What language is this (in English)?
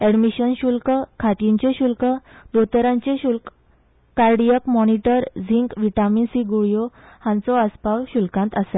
Konkani